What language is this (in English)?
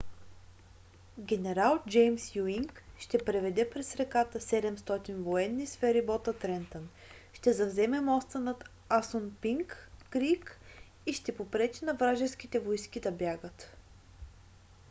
Bulgarian